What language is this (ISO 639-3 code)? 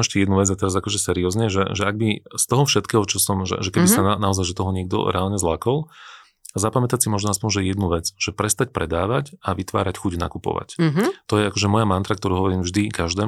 slk